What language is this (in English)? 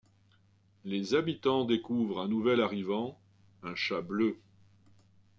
French